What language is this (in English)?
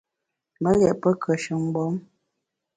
Bamun